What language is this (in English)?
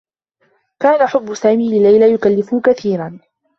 Arabic